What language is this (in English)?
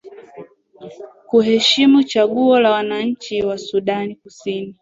Swahili